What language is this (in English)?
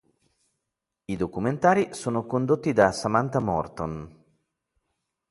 Italian